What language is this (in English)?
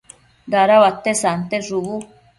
Matsés